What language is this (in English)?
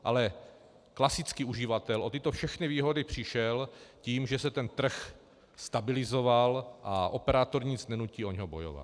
Czech